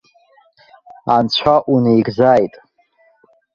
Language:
Abkhazian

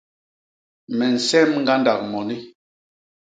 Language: Basaa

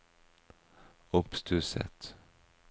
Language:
Norwegian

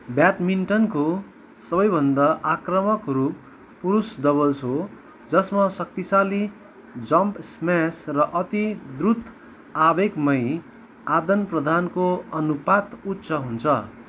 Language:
Nepali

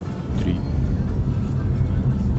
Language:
Russian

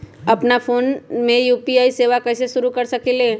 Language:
Magahi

